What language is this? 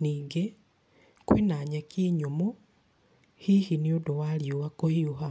Kikuyu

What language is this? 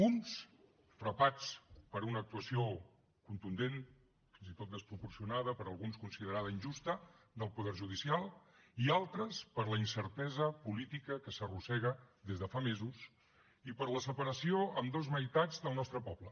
Catalan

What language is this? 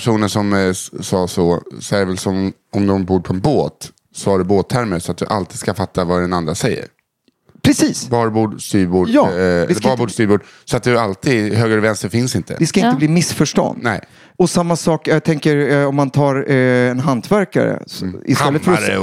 Swedish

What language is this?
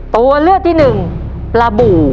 Thai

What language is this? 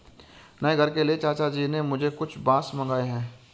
Hindi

